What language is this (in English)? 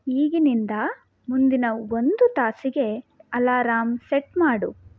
Kannada